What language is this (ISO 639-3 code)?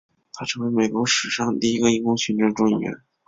zho